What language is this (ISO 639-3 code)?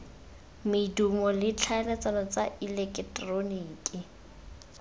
tsn